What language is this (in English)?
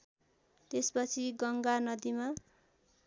Nepali